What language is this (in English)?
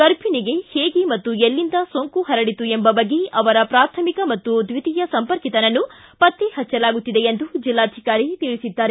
Kannada